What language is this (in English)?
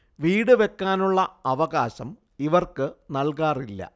Malayalam